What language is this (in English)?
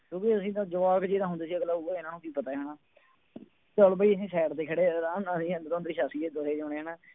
Punjabi